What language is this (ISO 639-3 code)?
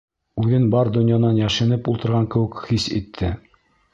bak